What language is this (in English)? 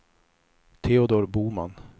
Swedish